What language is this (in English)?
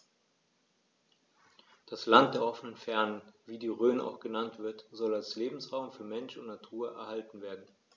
German